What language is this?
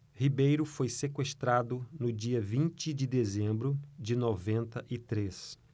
Portuguese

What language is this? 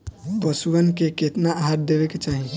Bhojpuri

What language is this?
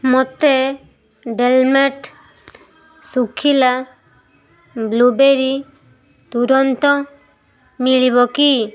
Odia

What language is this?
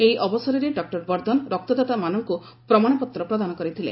Odia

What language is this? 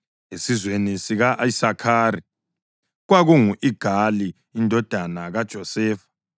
North Ndebele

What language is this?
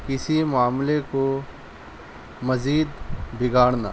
Urdu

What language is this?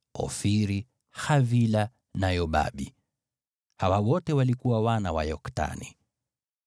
Swahili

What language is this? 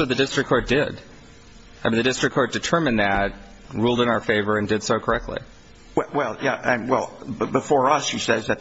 English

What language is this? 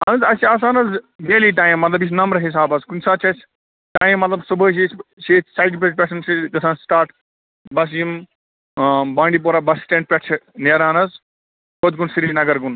Kashmiri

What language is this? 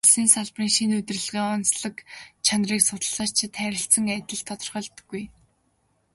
Mongolian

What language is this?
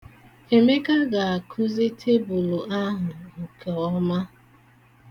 Igbo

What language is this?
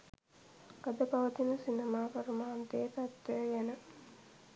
Sinhala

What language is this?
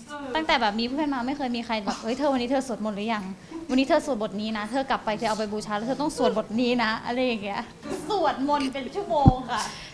Thai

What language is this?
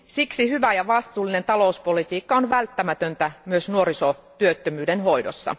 Finnish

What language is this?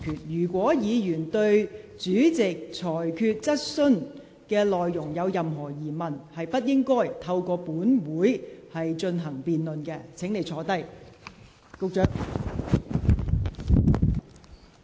Cantonese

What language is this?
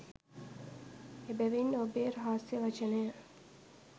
Sinhala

